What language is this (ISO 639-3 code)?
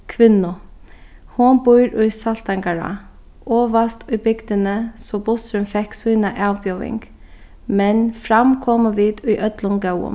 fao